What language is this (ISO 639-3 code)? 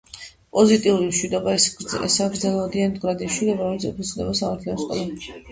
kat